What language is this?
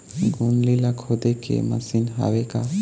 Chhattisgarhi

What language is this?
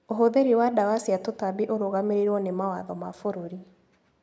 Kikuyu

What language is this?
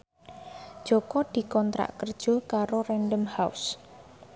Javanese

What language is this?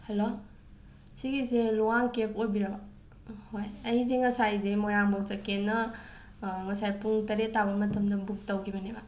Manipuri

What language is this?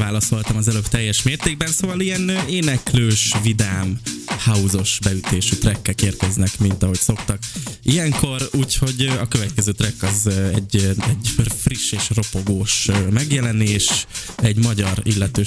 Hungarian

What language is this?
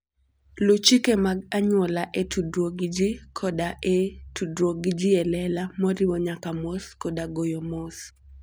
Luo (Kenya and Tanzania)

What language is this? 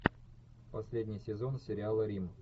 Russian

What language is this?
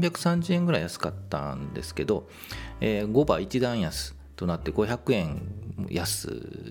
Japanese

